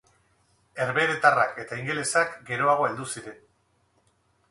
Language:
Basque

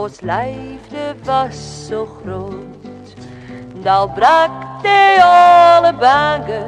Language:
Dutch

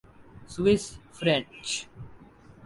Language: Urdu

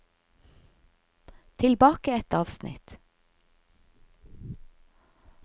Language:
Norwegian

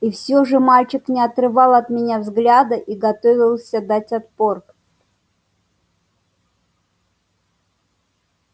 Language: Russian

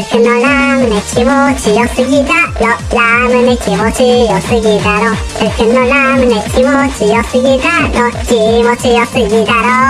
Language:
Japanese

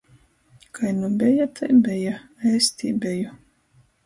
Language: Latgalian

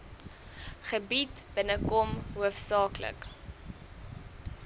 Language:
Afrikaans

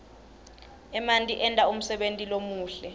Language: Swati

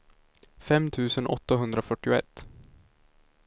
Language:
Swedish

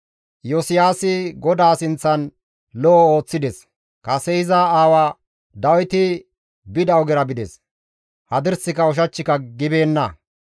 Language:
Gamo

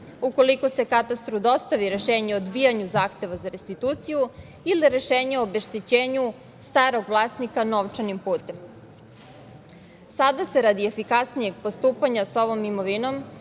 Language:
Serbian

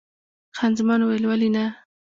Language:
Pashto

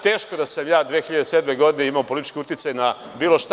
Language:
Serbian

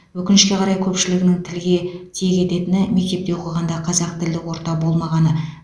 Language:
Kazakh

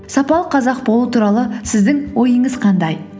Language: Kazakh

